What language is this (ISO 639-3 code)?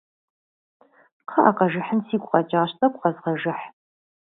kbd